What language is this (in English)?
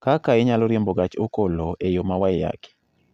Luo (Kenya and Tanzania)